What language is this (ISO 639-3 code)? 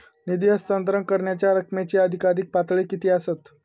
mar